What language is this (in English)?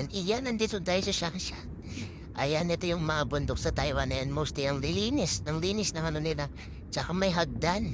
Filipino